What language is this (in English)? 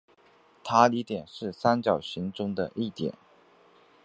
Chinese